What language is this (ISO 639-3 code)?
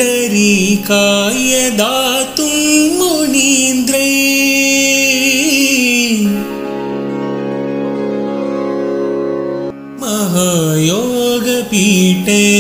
ron